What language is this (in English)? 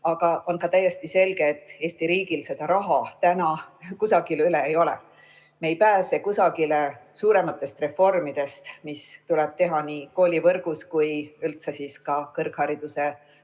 Estonian